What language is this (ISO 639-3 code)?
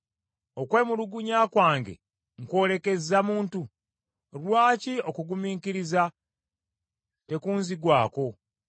lug